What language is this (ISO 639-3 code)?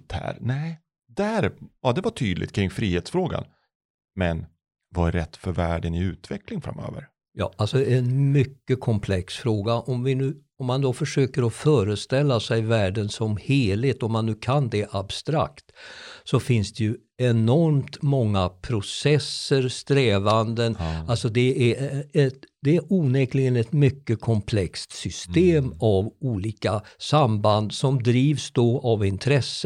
swe